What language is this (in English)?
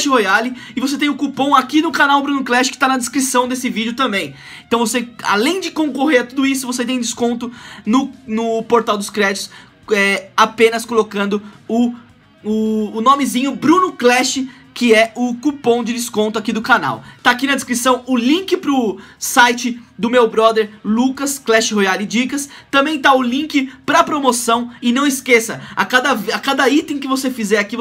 Portuguese